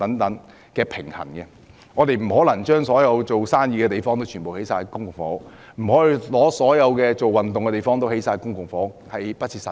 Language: Cantonese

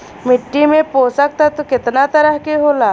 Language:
Bhojpuri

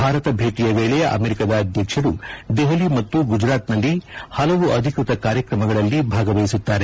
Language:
Kannada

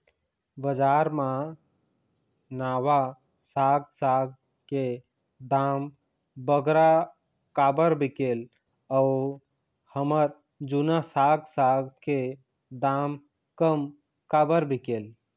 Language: Chhattisgarhi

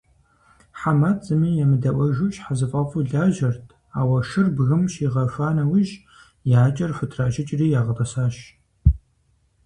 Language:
Kabardian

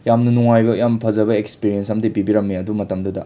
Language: Manipuri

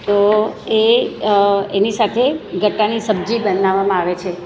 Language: Gujarati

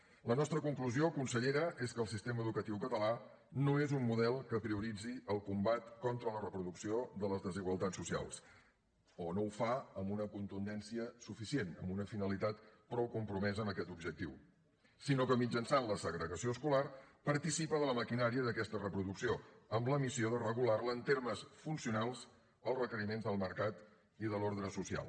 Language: Catalan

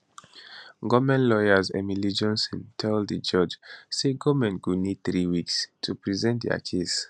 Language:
Nigerian Pidgin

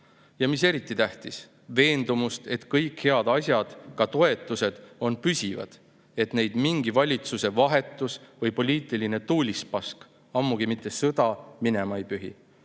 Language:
Estonian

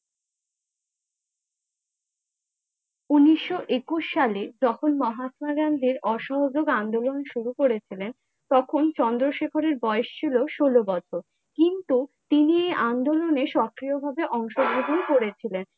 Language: Bangla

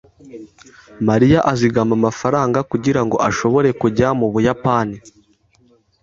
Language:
Kinyarwanda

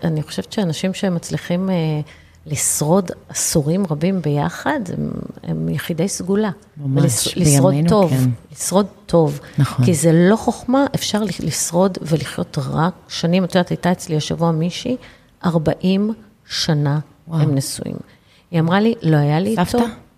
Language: Hebrew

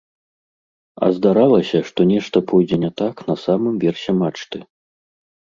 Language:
Belarusian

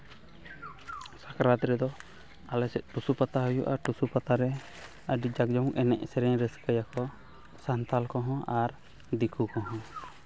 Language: Santali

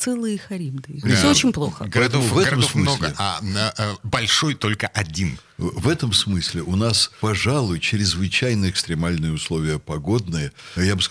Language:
Russian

